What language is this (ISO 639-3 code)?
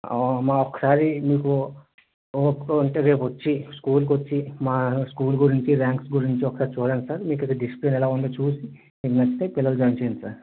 tel